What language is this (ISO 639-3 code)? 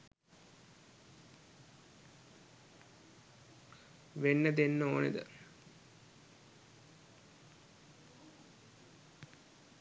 sin